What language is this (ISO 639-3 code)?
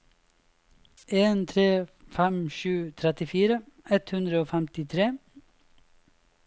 nor